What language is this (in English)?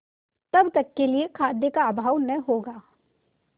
Hindi